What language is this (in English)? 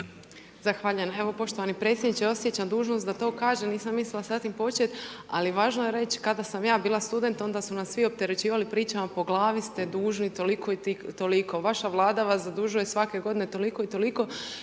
Croatian